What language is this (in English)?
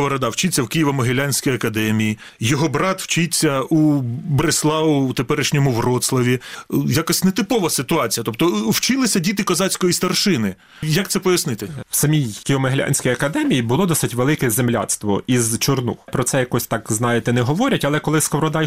Ukrainian